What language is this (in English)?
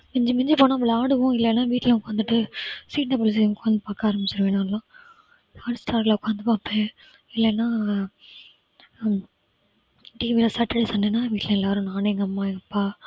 Tamil